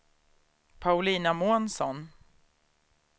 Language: Swedish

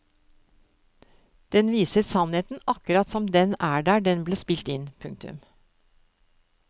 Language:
Norwegian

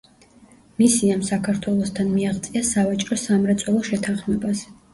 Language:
Georgian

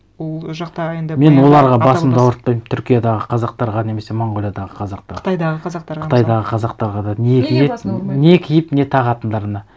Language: Kazakh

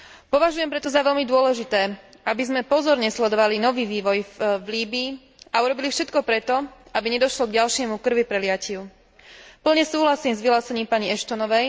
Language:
Slovak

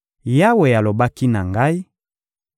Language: Lingala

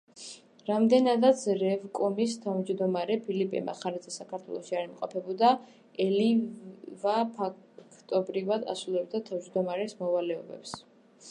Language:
Georgian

